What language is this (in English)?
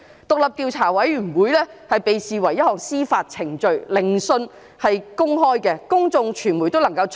Cantonese